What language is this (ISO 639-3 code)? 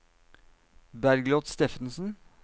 nor